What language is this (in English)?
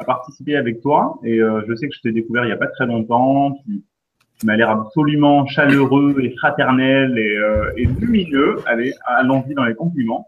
French